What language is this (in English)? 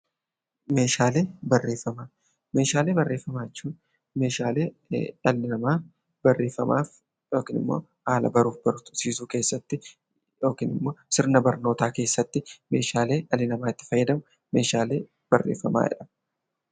Oromo